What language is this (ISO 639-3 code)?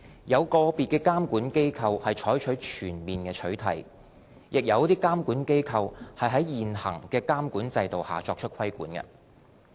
yue